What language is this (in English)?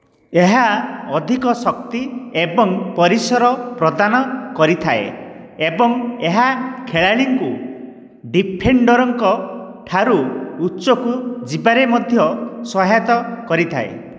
Odia